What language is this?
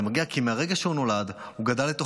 Hebrew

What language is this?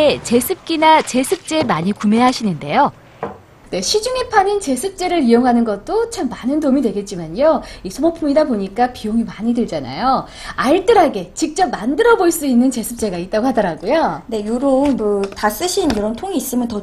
Korean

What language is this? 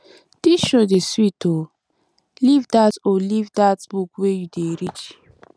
Nigerian Pidgin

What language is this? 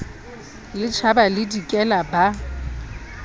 Southern Sotho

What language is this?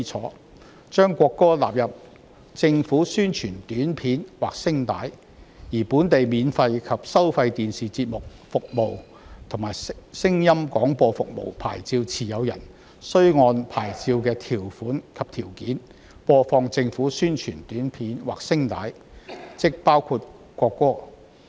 Cantonese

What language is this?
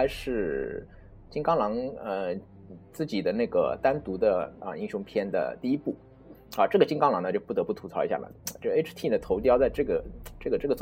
Chinese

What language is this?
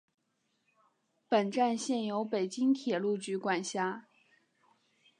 Chinese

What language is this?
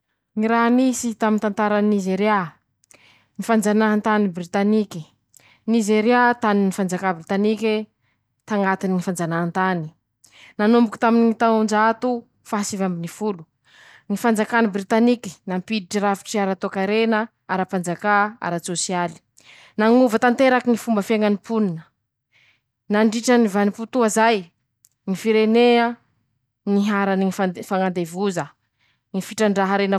Masikoro Malagasy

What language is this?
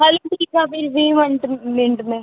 Sindhi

